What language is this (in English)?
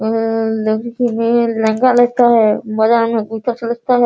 Hindi